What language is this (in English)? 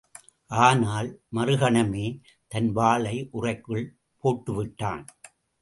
Tamil